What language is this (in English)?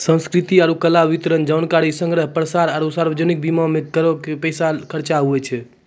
Maithili